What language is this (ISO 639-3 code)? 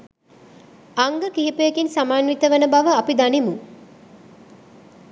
sin